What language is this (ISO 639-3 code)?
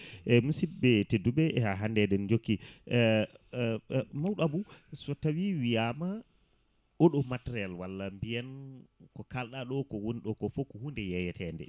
ful